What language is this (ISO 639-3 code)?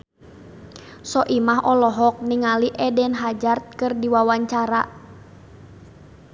sun